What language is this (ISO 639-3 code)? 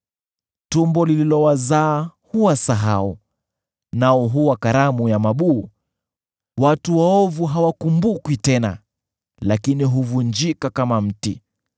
swa